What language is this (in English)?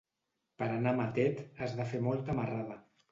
Catalan